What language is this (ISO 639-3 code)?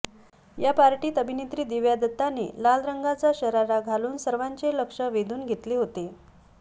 mar